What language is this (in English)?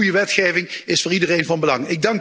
Dutch